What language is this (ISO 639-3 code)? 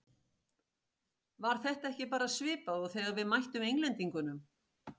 isl